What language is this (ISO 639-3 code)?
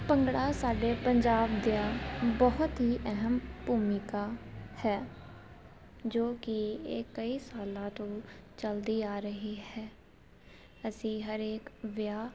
pan